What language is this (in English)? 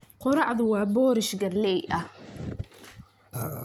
Somali